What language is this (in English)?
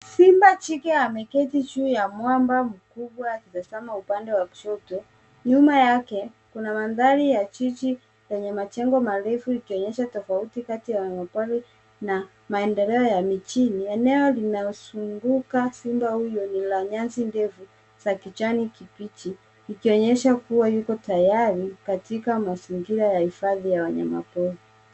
Swahili